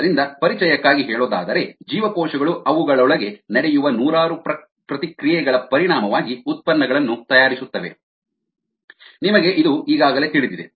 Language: Kannada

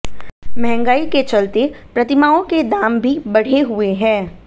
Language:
Hindi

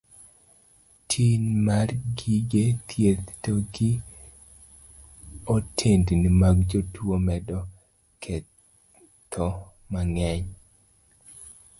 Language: Luo (Kenya and Tanzania)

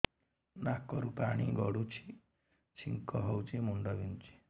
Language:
Odia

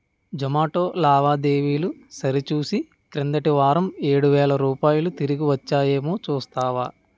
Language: Telugu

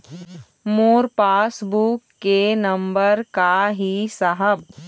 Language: Chhattisgarhi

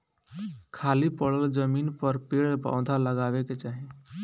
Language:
Bhojpuri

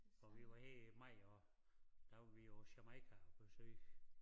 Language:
Danish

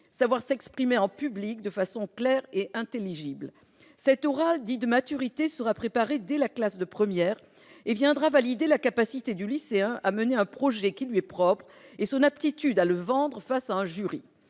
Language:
French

